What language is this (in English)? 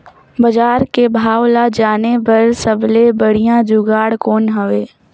Chhattisgarhi